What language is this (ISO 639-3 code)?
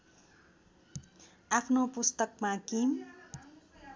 nep